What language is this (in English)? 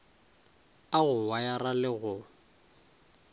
Northern Sotho